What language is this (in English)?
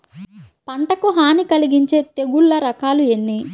Telugu